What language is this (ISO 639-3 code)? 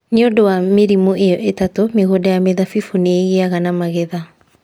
kik